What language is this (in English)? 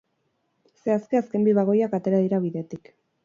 Basque